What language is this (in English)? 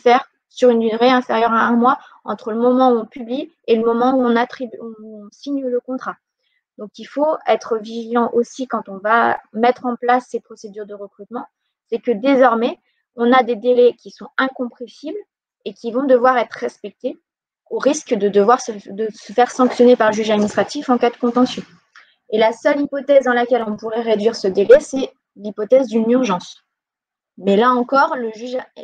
French